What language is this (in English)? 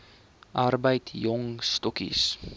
Afrikaans